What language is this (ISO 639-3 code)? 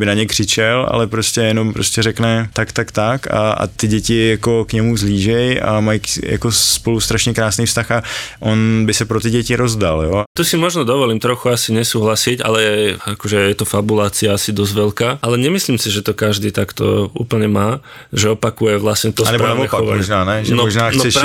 ces